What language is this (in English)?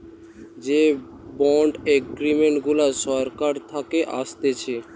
Bangla